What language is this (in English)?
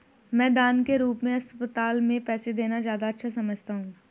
Hindi